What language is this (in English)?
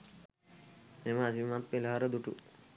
Sinhala